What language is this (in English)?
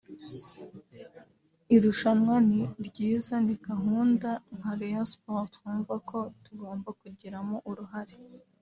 Kinyarwanda